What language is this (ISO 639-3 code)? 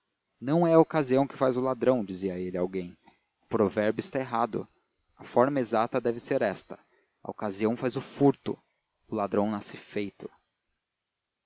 por